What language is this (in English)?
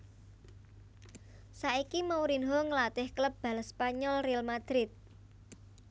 Javanese